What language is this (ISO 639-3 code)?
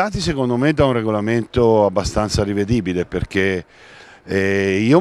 ita